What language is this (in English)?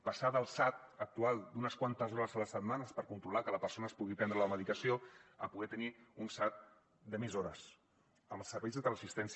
Catalan